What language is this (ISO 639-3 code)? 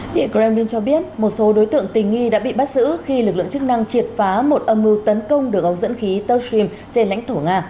vie